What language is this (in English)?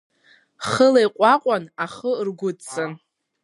Abkhazian